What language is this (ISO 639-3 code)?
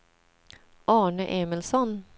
swe